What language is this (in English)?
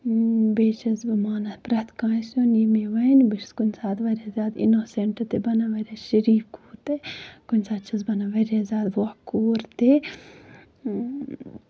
Kashmiri